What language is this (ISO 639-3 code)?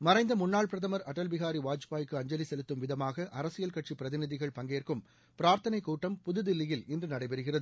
tam